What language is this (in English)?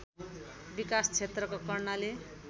Nepali